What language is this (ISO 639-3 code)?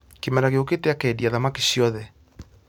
kik